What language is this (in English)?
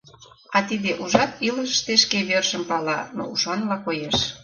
Mari